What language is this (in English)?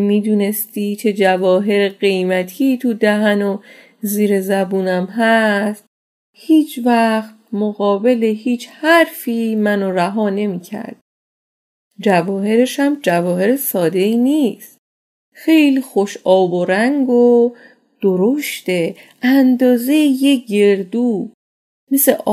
Persian